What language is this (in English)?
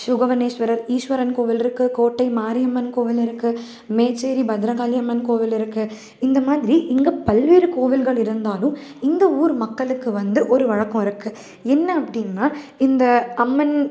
Tamil